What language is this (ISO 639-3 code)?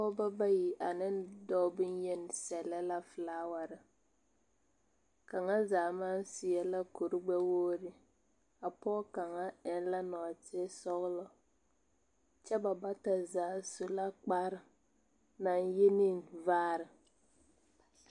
dga